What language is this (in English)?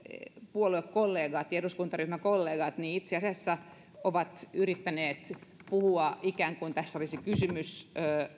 Finnish